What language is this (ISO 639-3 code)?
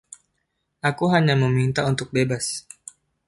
ind